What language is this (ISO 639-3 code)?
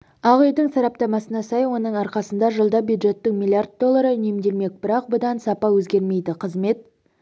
kaz